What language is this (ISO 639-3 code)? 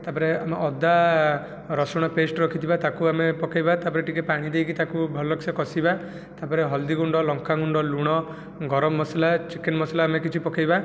ori